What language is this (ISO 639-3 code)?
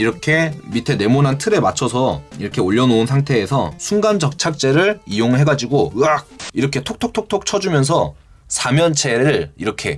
kor